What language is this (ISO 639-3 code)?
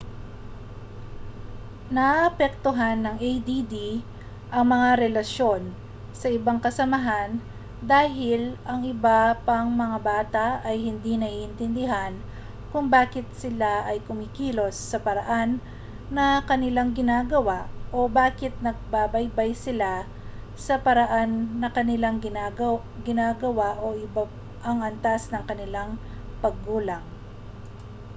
fil